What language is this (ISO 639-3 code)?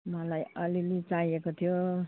nep